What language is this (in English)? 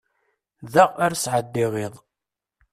Kabyle